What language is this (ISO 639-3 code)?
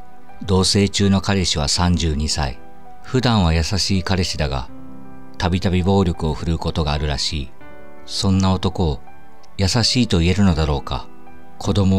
jpn